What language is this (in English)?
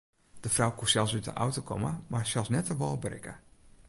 Western Frisian